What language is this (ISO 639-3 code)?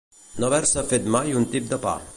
cat